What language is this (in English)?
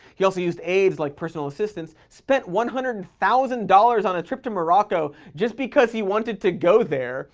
English